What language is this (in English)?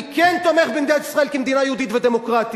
Hebrew